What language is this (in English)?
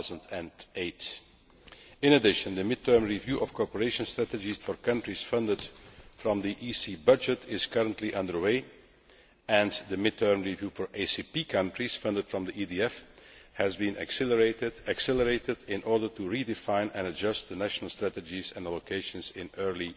English